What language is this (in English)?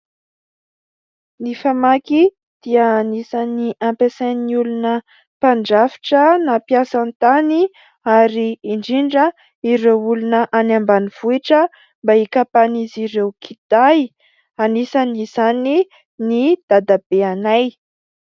Malagasy